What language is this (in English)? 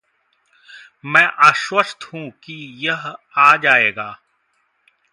Hindi